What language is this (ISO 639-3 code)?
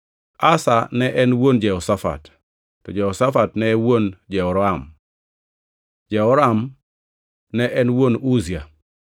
luo